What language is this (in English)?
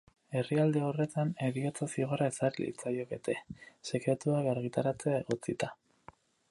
Basque